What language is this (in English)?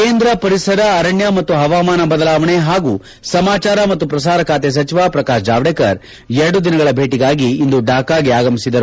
Kannada